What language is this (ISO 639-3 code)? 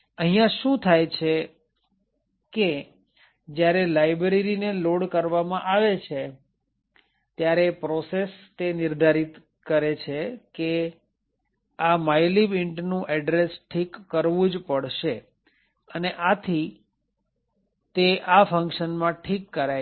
guj